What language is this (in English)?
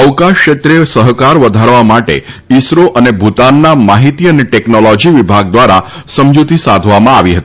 Gujarati